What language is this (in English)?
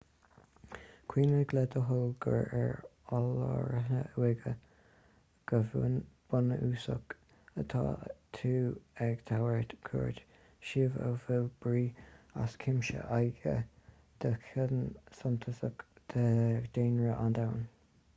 Irish